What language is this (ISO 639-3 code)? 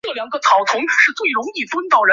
zho